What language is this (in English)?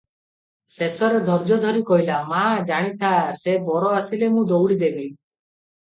Odia